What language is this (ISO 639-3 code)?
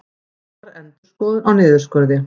isl